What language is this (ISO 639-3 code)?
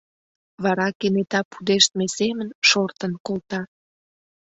chm